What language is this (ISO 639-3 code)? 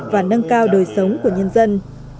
vie